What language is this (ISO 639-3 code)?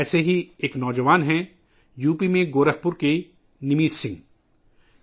urd